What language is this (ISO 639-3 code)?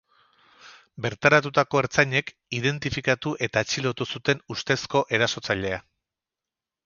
eus